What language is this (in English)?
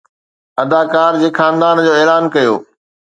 Sindhi